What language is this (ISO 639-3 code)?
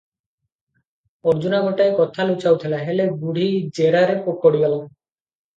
ori